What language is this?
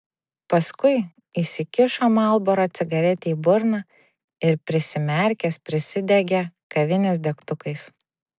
Lithuanian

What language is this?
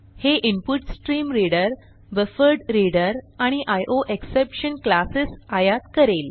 Marathi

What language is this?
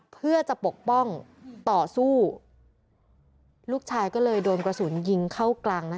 Thai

